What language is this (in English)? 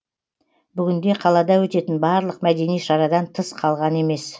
Kazakh